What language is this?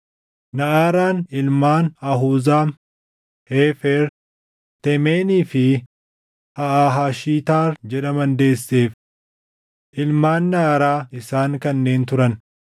Oromo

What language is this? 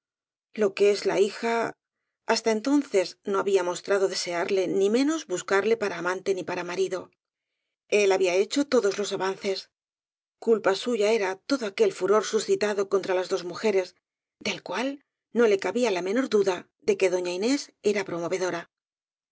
Spanish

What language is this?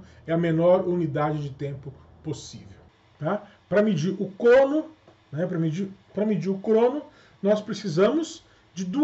Portuguese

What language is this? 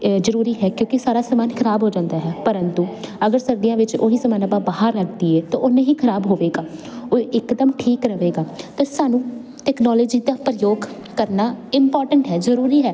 Punjabi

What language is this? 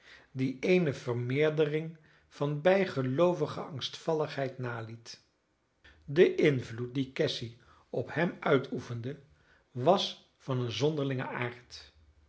Dutch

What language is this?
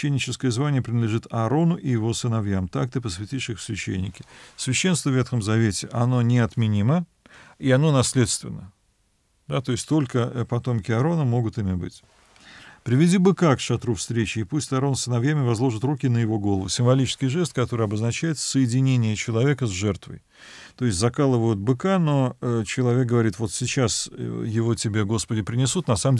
Russian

